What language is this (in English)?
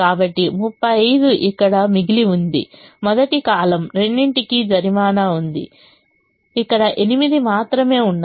Telugu